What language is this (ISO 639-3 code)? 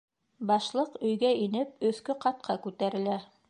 bak